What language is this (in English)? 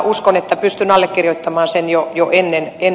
Finnish